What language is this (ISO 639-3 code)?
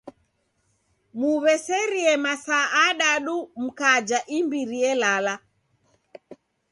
dav